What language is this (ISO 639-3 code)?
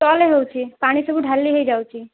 ori